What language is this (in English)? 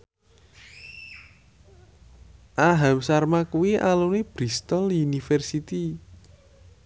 Javanese